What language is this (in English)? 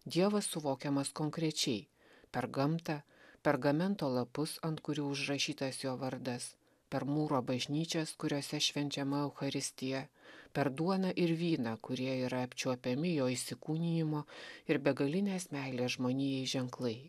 Lithuanian